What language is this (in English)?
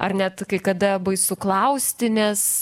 Lithuanian